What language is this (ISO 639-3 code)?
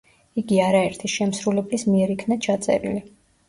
kat